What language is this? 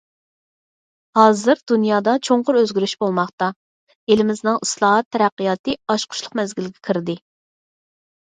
Uyghur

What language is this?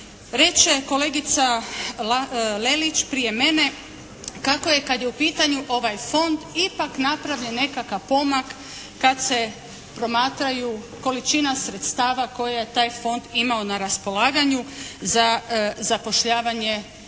Croatian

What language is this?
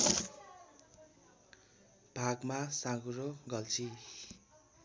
Nepali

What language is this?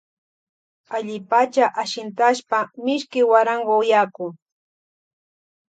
Loja Highland Quichua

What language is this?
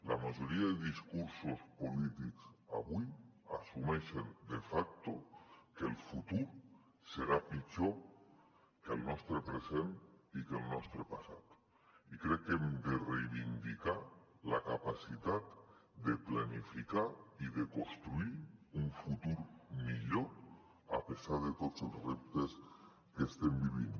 Catalan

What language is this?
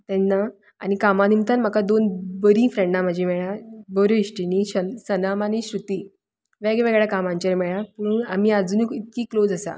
Konkani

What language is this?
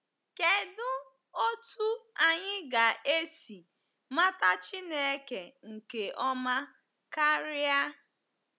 Igbo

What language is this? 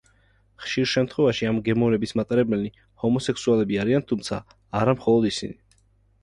Georgian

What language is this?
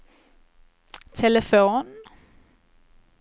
Swedish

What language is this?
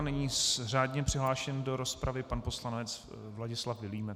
Czech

